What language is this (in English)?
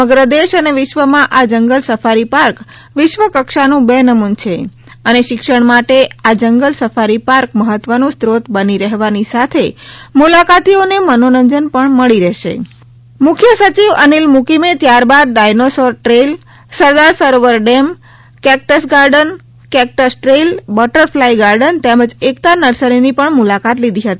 Gujarati